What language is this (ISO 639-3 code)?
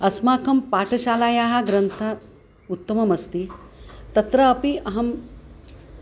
san